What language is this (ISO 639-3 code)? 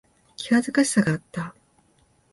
jpn